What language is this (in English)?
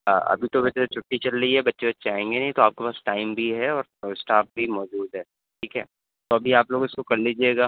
Urdu